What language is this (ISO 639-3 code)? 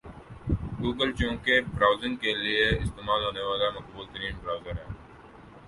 urd